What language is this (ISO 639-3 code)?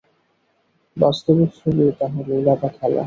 ben